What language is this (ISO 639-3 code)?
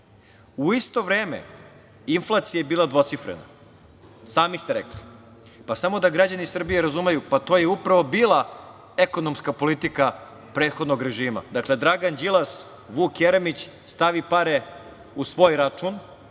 srp